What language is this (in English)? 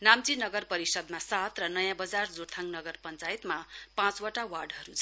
Nepali